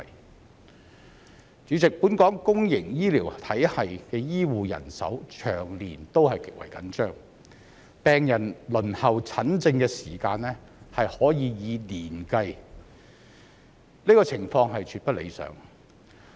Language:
Cantonese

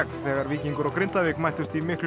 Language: Icelandic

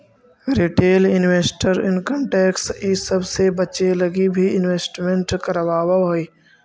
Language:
Magahi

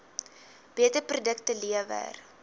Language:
Afrikaans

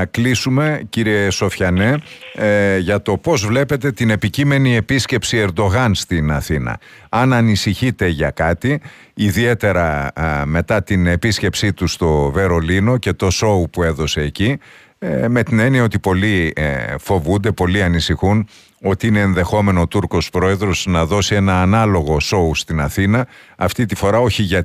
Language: Greek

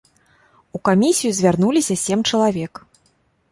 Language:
Belarusian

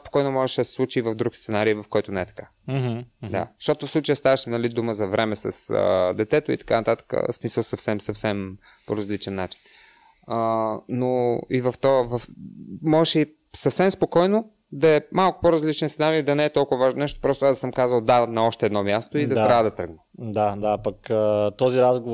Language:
Bulgarian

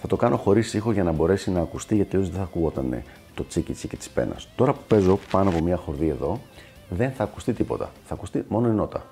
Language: Greek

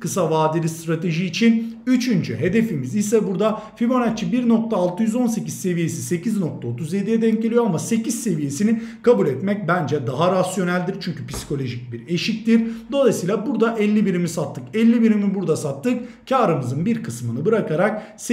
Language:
Turkish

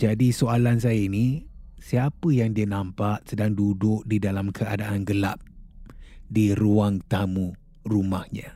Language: Malay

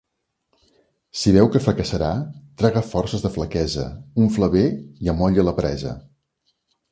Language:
Catalan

